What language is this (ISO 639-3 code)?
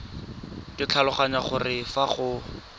tsn